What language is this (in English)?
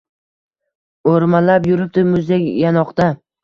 Uzbek